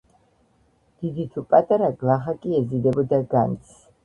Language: Georgian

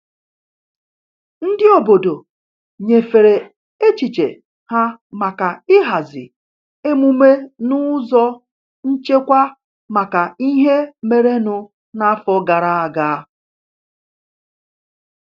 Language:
Igbo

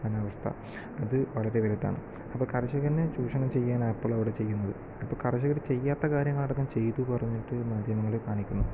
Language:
Malayalam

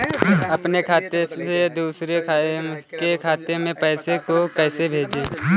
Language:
Hindi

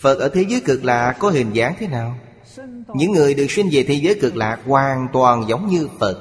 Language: Vietnamese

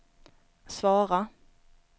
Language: Swedish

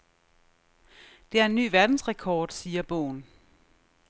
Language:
Danish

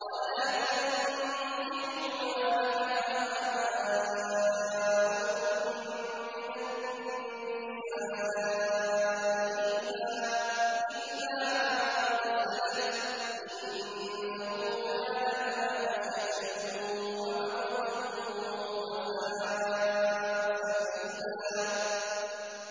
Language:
Arabic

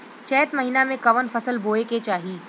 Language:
Bhojpuri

